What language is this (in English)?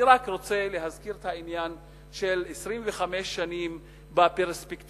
Hebrew